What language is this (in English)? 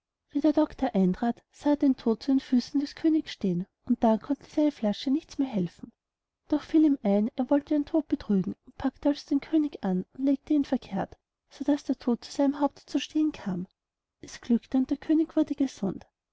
German